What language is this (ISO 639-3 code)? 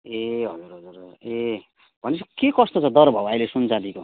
nep